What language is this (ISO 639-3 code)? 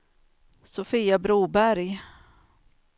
swe